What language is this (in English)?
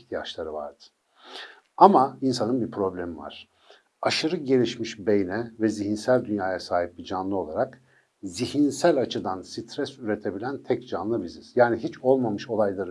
Turkish